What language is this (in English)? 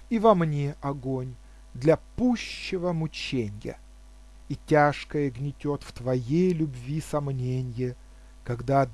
Russian